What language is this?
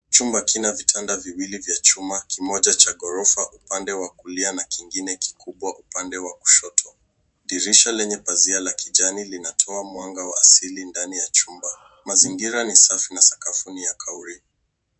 Swahili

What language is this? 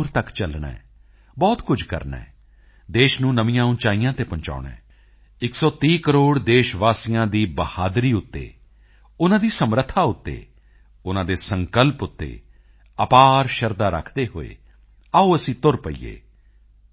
Punjabi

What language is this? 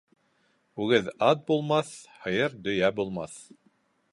Bashkir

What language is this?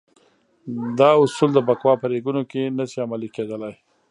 Pashto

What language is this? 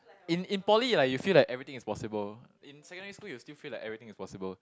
English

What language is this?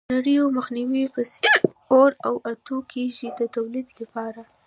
Pashto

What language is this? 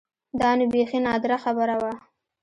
Pashto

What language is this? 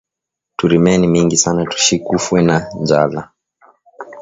Swahili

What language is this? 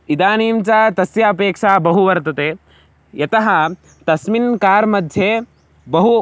Sanskrit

